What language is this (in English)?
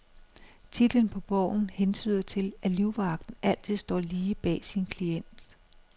Danish